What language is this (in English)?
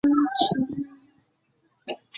Chinese